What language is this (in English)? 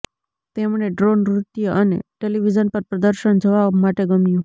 Gujarati